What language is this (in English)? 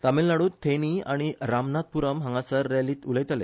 Konkani